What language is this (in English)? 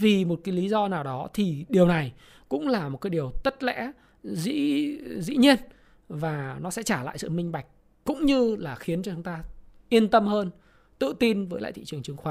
Vietnamese